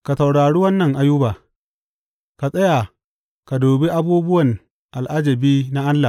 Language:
Hausa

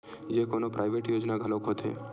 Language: Chhattisgarhi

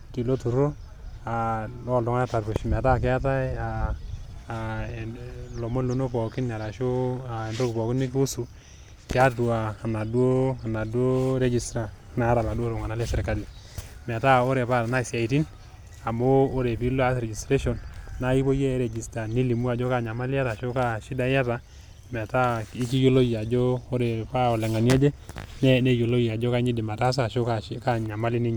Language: Masai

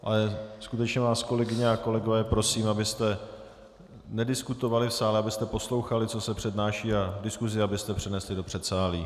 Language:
Czech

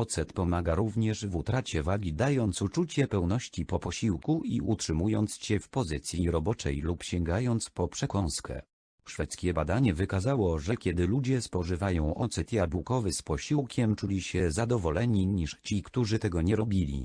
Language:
Polish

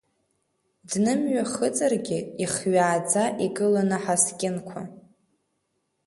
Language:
Abkhazian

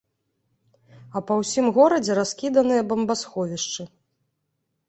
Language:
Belarusian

